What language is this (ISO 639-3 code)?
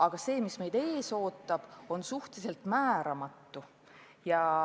est